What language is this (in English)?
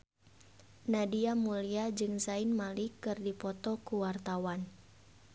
Sundanese